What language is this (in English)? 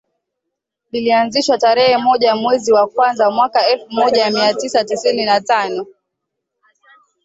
Swahili